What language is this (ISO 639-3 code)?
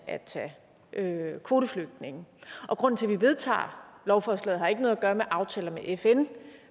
dan